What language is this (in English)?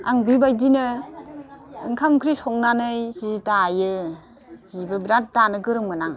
Bodo